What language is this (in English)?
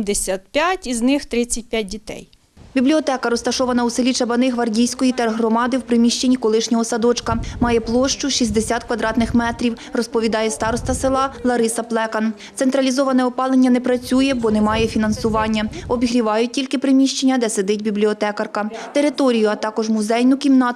Ukrainian